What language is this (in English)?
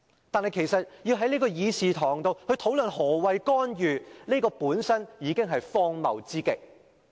Cantonese